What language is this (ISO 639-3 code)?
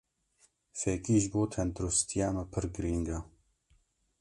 kur